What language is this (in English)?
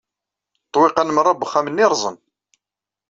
Kabyle